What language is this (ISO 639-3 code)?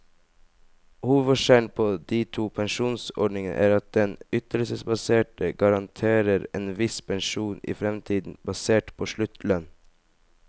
nor